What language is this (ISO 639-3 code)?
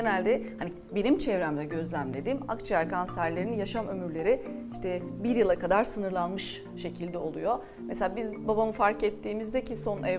tur